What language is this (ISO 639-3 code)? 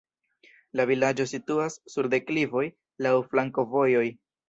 epo